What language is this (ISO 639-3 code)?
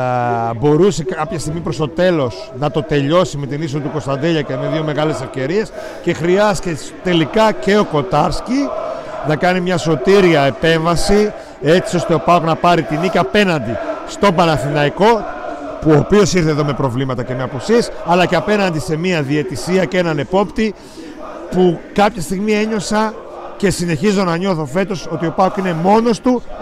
ell